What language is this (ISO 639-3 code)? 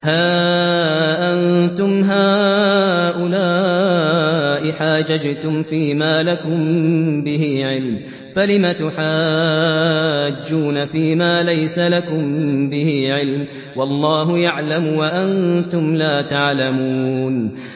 ara